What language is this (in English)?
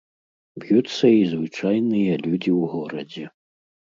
Belarusian